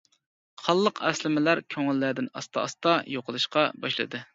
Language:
Uyghur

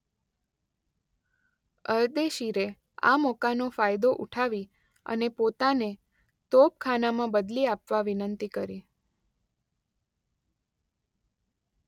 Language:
Gujarati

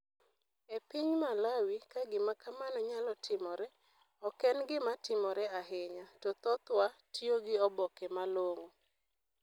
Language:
Luo (Kenya and Tanzania)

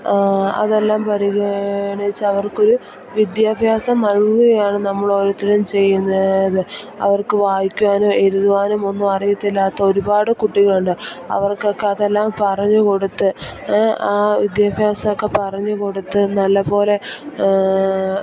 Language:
Malayalam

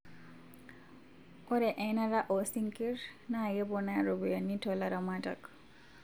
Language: Masai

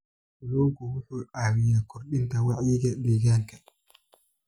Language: Somali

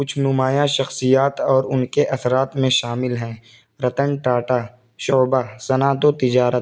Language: Urdu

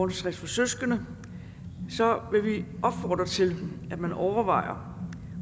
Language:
Danish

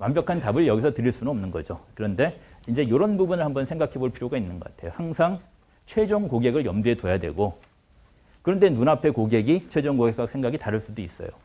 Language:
Korean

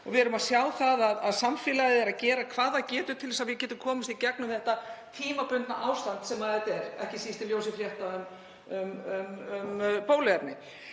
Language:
Icelandic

